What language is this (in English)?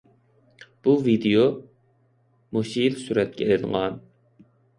Uyghur